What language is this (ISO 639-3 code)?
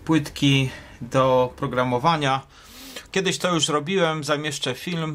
pol